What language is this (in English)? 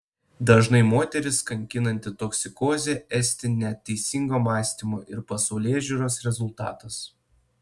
Lithuanian